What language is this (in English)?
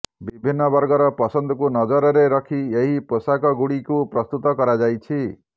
Odia